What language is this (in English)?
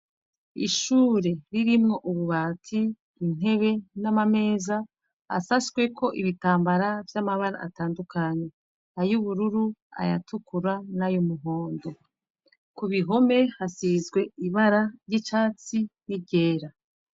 Rundi